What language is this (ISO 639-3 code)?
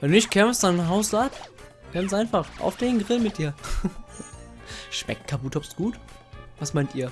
deu